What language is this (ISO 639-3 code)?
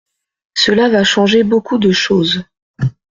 fra